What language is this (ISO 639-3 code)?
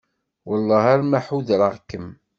kab